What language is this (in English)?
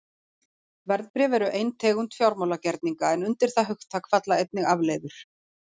Icelandic